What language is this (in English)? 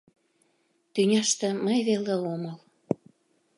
Mari